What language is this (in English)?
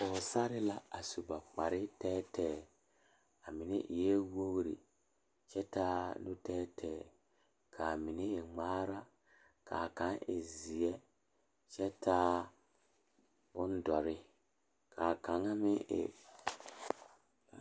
Southern Dagaare